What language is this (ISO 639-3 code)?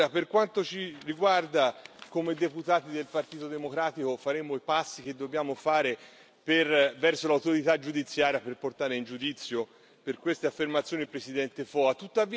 ita